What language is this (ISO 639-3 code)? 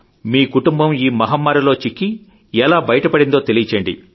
tel